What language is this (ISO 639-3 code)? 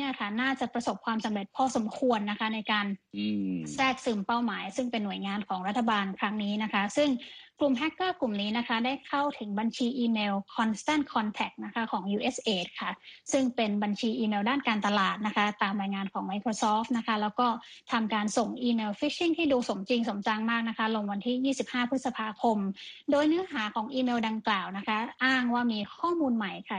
tha